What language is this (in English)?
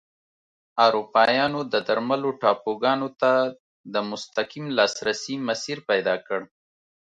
Pashto